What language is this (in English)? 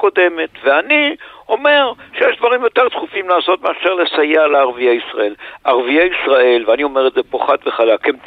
Hebrew